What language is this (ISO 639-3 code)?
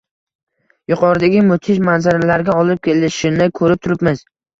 uzb